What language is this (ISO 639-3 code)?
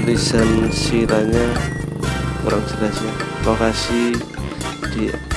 ind